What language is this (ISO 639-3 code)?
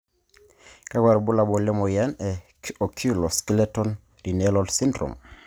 mas